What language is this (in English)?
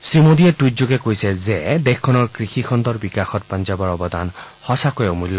Assamese